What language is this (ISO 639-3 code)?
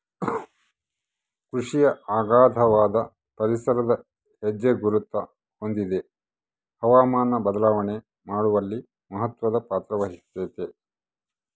kan